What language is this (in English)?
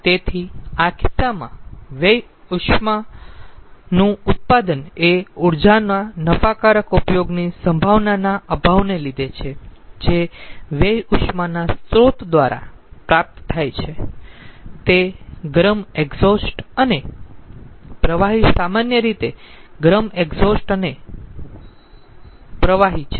Gujarati